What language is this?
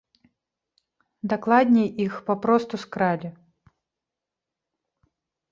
Belarusian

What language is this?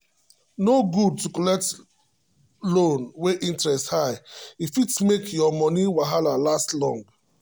Nigerian Pidgin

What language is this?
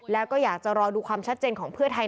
Thai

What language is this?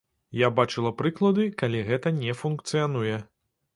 Belarusian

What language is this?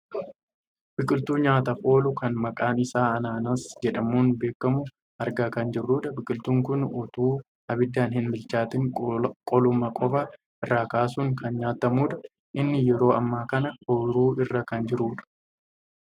Oromo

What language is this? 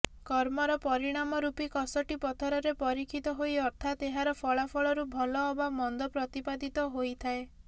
Odia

